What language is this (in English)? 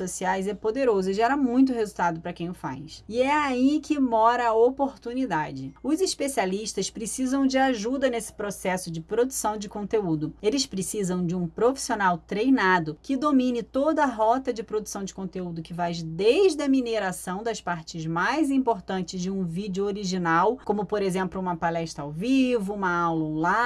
Portuguese